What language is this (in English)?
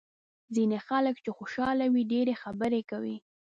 Pashto